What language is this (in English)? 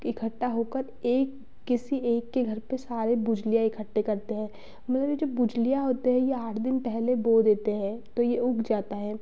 Hindi